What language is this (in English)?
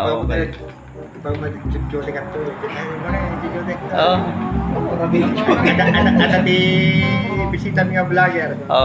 Filipino